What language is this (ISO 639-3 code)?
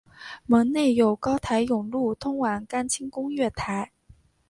zho